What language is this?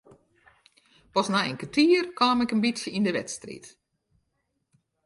Western Frisian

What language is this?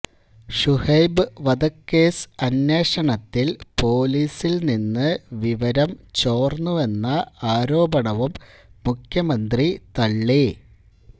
Malayalam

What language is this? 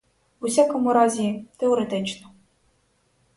Ukrainian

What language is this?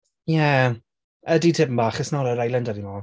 Welsh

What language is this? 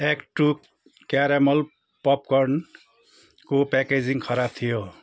Nepali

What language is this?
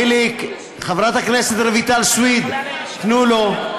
Hebrew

